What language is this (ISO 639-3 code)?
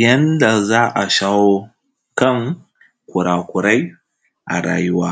hau